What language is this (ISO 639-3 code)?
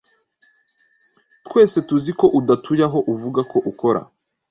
kin